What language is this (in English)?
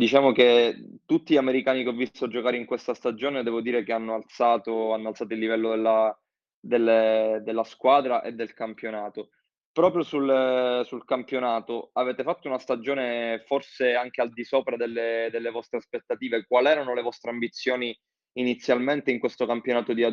Italian